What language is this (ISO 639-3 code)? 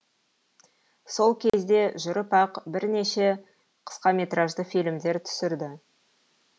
kaz